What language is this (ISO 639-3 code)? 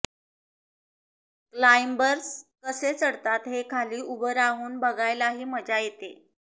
mar